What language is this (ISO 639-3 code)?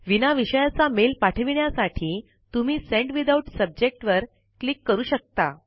mar